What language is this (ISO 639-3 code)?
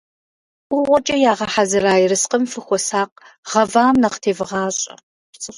kbd